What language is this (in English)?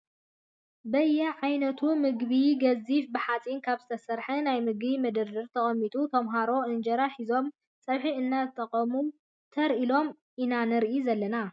Tigrinya